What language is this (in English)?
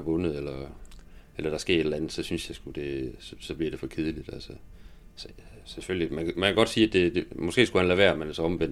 Danish